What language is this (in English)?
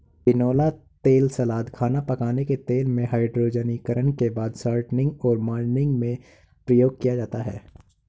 Hindi